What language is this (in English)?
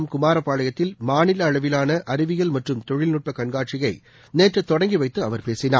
Tamil